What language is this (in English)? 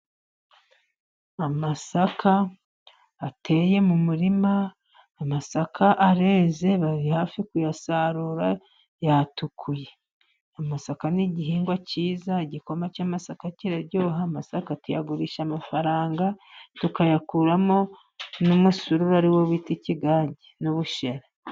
Kinyarwanda